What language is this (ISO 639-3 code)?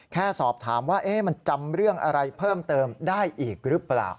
tha